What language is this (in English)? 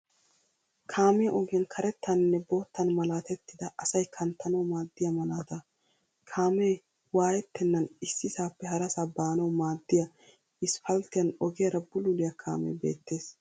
Wolaytta